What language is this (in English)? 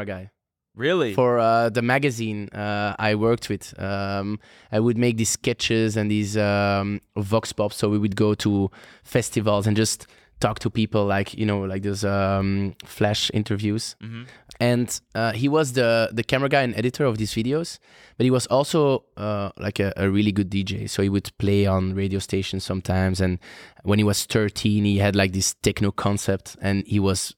English